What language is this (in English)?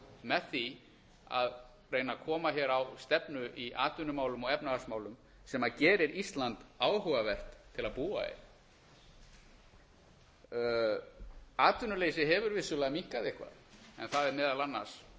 Icelandic